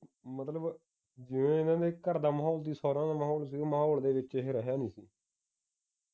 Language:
Punjabi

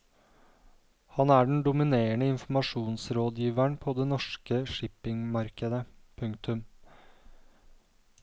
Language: Norwegian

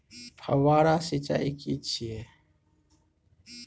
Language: Maithili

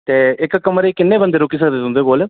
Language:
Dogri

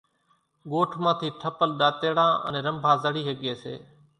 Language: Kachi Koli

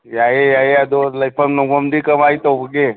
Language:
Manipuri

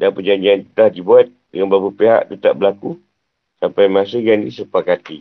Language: Malay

